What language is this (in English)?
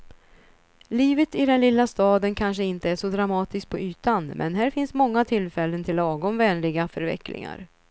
Swedish